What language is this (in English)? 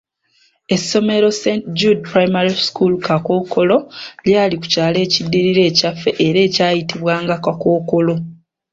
Ganda